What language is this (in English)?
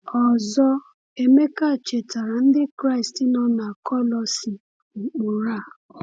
Igbo